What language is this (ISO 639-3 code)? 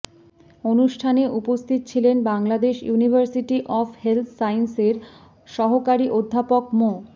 ben